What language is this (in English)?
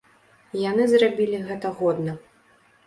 Belarusian